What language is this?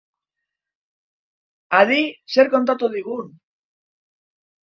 Basque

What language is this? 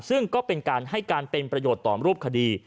Thai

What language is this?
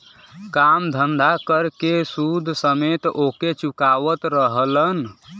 Bhojpuri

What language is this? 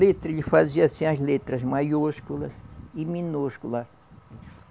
Portuguese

